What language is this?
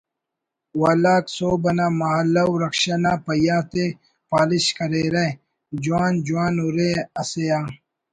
Brahui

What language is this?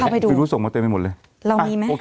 Thai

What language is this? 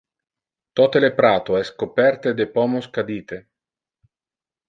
Interlingua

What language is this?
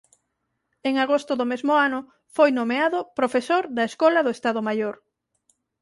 Galician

